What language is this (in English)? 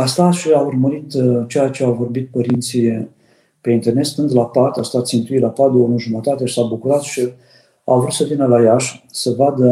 Romanian